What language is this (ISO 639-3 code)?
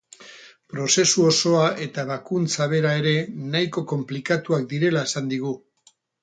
eus